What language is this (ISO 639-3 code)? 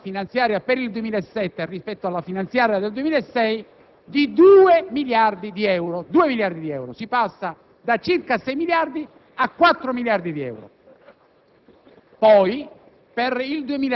ita